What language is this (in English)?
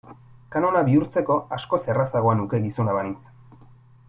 Basque